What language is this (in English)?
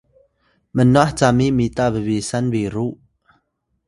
Atayal